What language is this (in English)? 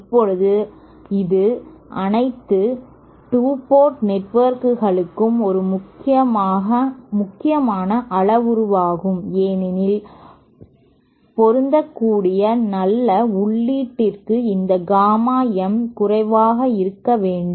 Tamil